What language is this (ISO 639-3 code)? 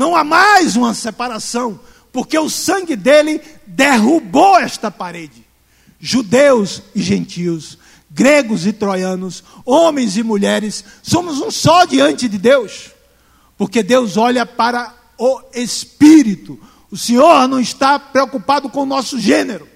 por